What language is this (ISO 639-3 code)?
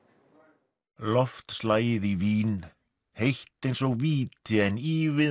isl